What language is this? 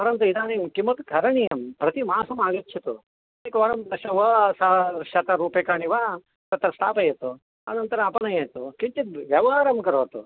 Sanskrit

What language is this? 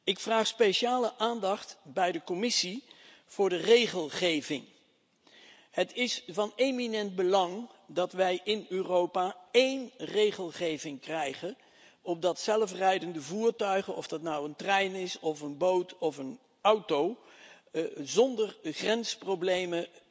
Dutch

